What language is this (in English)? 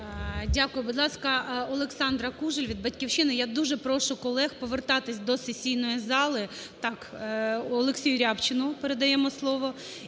Ukrainian